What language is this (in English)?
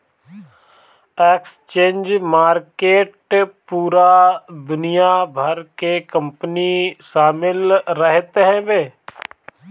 Bhojpuri